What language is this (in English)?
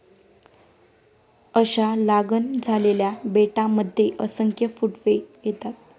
Marathi